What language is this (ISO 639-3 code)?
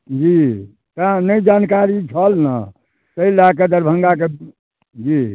mai